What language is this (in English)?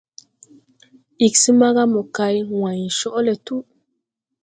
Tupuri